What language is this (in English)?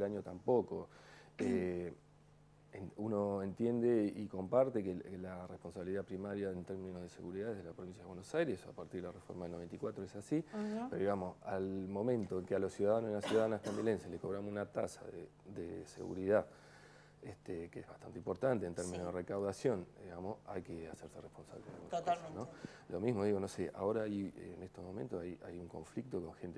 Spanish